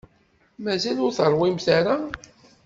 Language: Kabyle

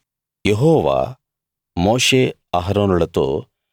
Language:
Telugu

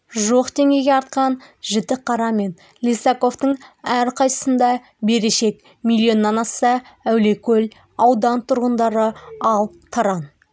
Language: Kazakh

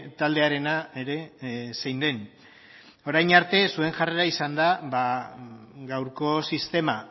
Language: Basque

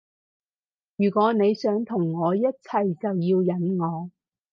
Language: Cantonese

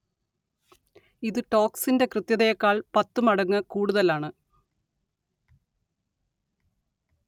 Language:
Malayalam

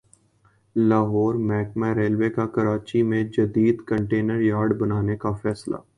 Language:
Urdu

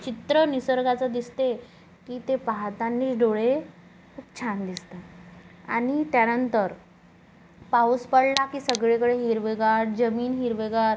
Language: Marathi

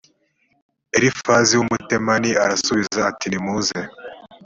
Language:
Kinyarwanda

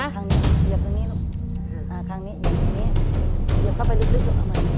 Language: Thai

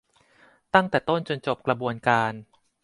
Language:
Thai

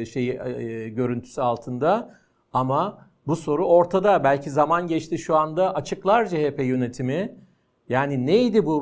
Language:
Turkish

